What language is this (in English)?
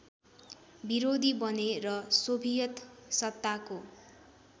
Nepali